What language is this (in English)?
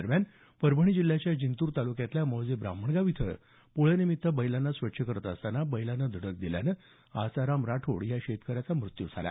Marathi